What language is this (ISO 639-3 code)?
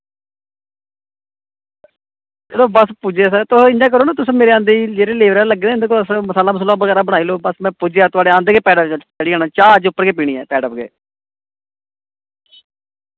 doi